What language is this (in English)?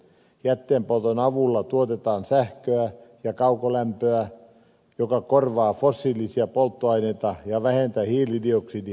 Finnish